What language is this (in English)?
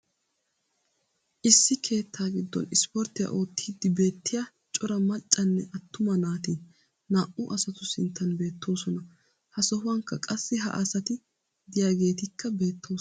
Wolaytta